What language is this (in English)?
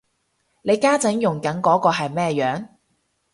Cantonese